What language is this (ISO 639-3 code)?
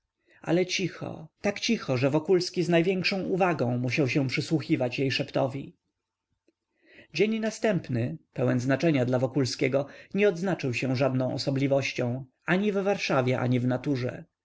pol